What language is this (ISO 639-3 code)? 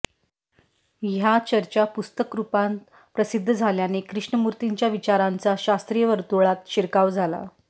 mar